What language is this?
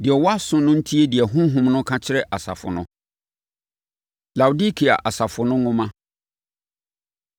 Akan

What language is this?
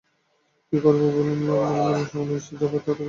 Bangla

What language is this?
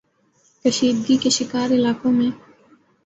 Urdu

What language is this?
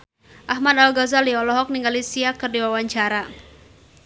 Sundanese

